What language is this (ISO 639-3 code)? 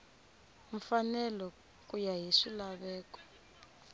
tso